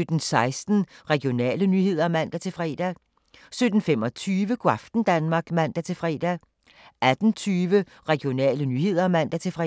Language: Danish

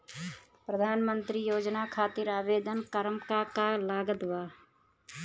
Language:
Bhojpuri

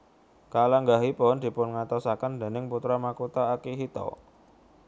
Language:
Javanese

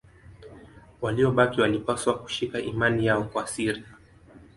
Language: Swahili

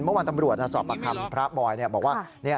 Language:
Thai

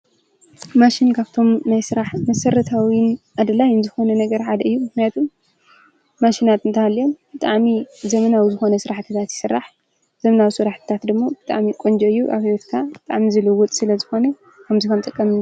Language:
Tigrinya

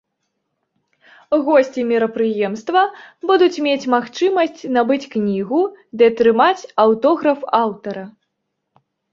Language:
Belarusian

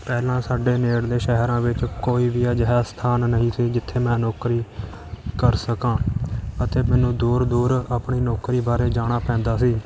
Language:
Punjabi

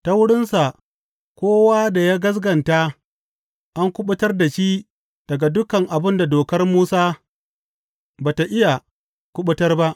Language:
Hausa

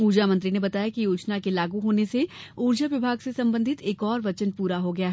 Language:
Hindi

